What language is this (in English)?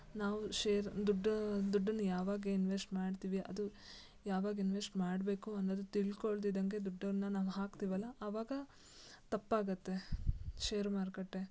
Kannada